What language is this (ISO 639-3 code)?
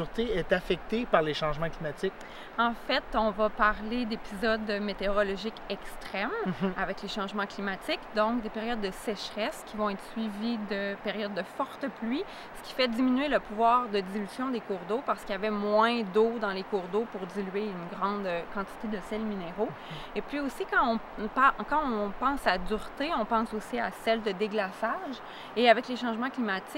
fra